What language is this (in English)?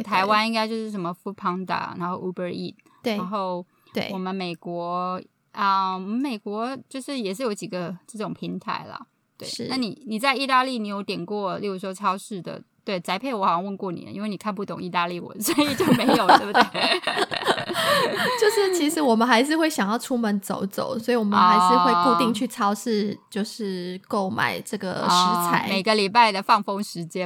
Chinese